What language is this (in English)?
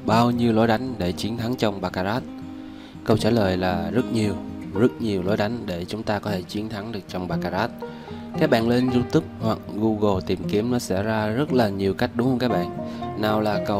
Vietnamese